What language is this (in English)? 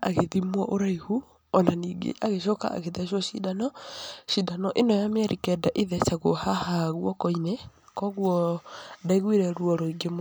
Kikuyu